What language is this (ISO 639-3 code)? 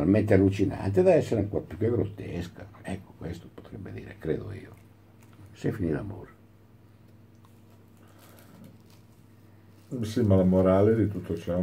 ita